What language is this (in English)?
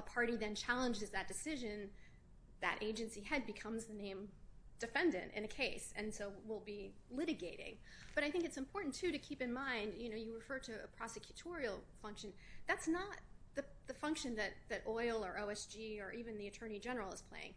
English